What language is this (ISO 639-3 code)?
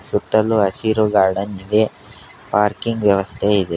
kan